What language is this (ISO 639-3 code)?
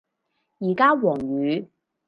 yue